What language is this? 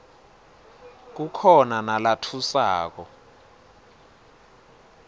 Swati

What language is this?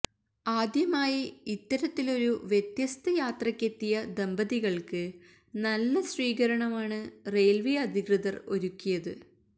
Malayalam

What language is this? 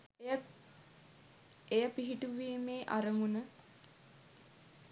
Sinhala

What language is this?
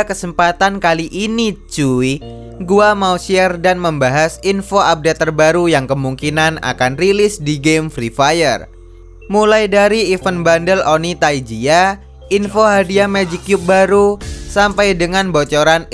Indonesian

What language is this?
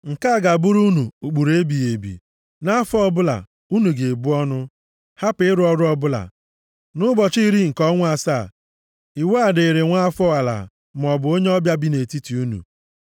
Igbo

